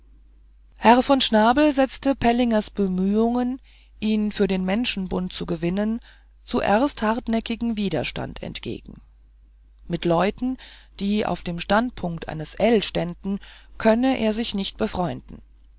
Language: German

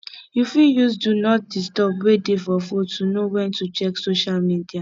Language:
Nigerian Pidgin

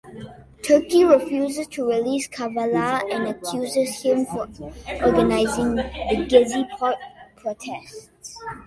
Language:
English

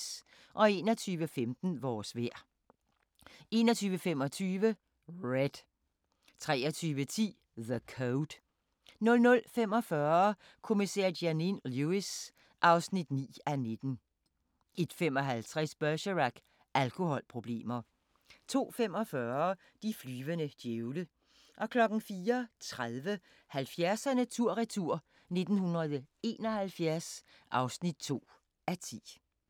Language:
Danish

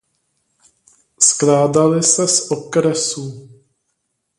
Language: Czech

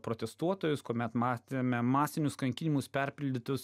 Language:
Lithuanian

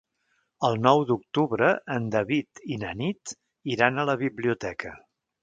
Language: Catalan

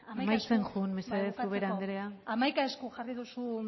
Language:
Basque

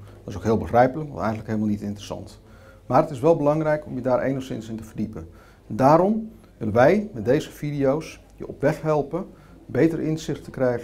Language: Dutch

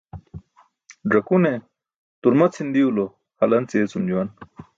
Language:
Burushaski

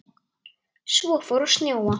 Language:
Icelandic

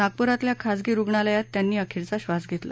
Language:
Marathi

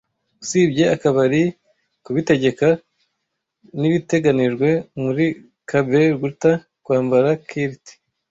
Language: Kinyarwanda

